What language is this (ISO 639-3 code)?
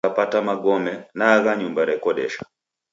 dav